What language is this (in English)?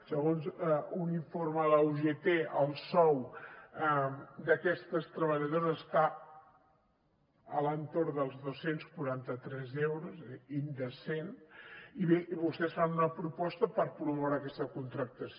Catalan